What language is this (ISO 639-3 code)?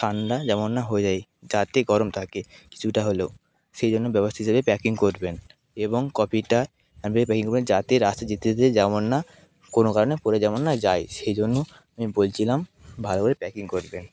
ben